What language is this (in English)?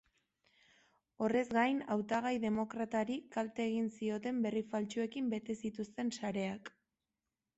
Basque